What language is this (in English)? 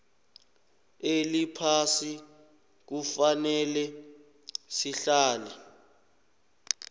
South Ndebele